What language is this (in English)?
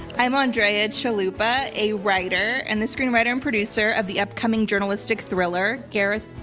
English